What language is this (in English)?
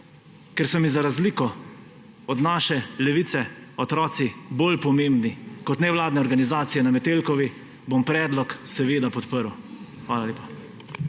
Slovenian